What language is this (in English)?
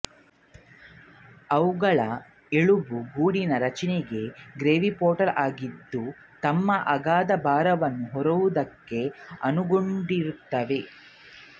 Kannada